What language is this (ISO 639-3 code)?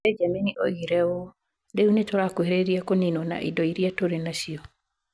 kik